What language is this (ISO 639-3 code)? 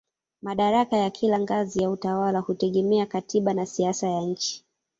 swa